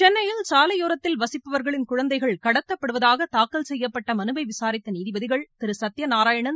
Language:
Tamil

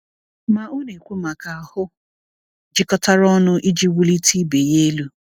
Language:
Igbo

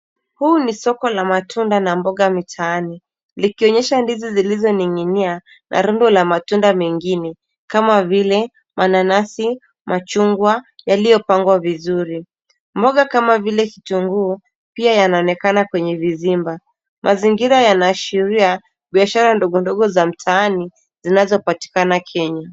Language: Swahili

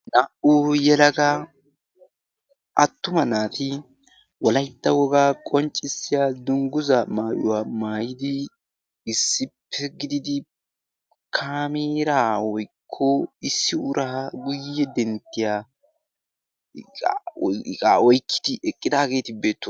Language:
Wolaytta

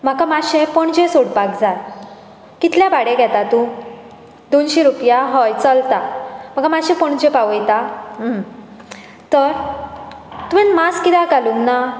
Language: Konkani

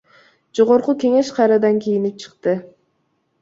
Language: Kyrgyz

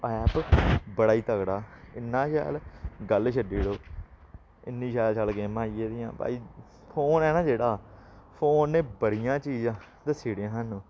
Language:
Dogri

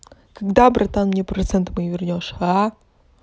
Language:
Russian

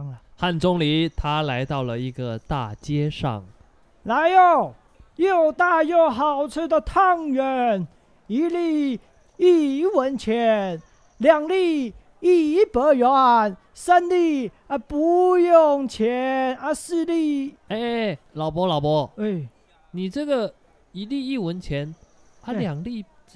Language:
Chinese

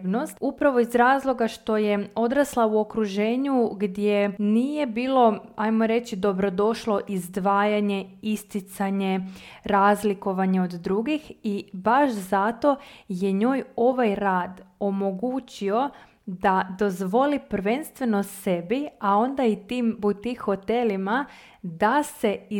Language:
Croatian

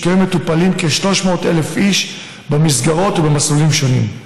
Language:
Hebrew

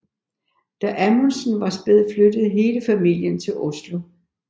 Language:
Danish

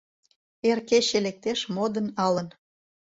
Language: Mari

